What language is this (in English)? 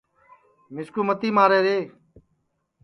Sansi